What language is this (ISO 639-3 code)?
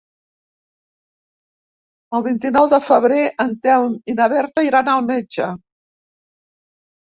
cat